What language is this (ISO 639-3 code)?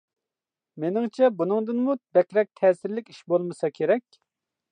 uig